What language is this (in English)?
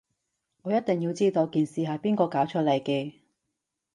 Cantonese